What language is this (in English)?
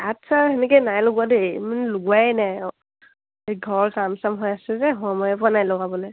Assamese